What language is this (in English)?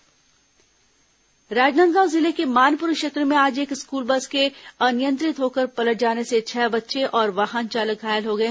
Hindi